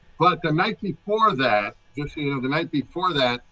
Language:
English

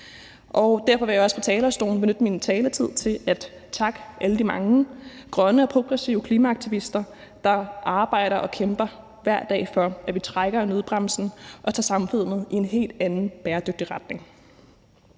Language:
Danish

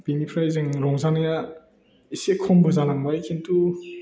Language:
Bodo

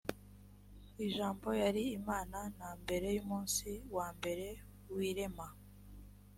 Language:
Kinyarwanda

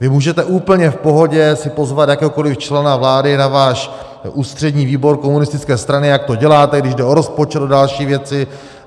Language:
Czech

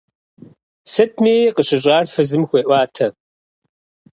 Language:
Kabardian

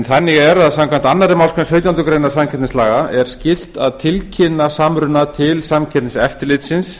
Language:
Icelandic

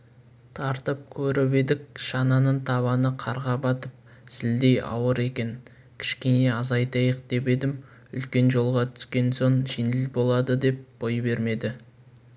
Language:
Kazakh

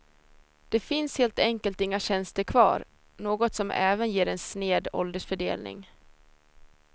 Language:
Swedish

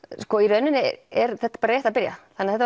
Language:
Icelandic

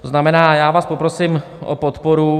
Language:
Czech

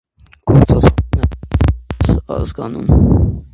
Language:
Armenian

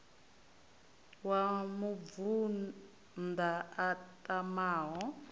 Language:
Venda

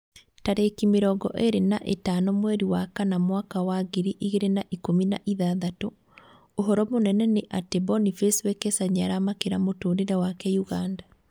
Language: Kikuyu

